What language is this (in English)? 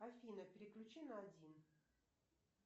Russian